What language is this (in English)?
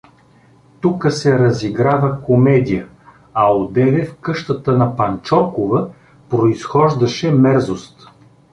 Bulgarian